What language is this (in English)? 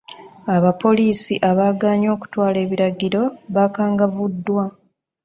Ganda